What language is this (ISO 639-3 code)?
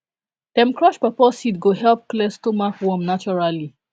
pcm